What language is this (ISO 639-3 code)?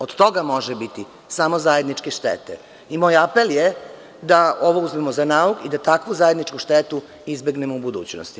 srp